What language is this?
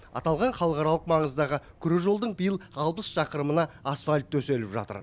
Kazakh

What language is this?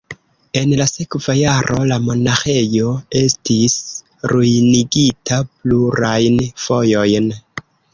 Esperanto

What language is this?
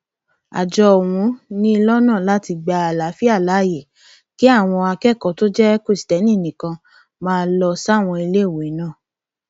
Yoruba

